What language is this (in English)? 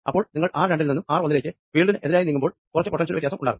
Malayalam